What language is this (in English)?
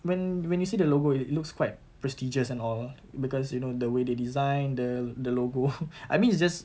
English